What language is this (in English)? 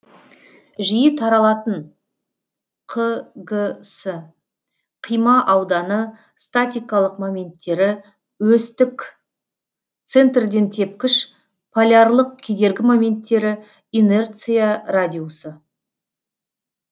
Kazakh